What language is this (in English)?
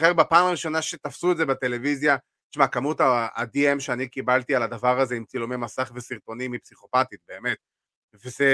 Hebrew